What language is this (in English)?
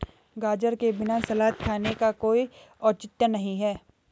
Hindi